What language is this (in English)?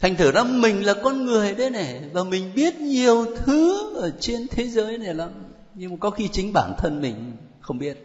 Vietnamese